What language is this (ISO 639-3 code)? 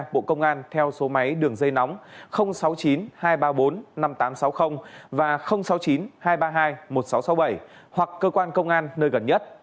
vie